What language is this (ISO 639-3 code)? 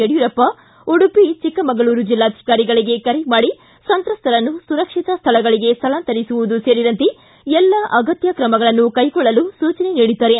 kan